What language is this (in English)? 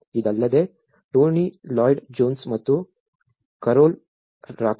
Kannada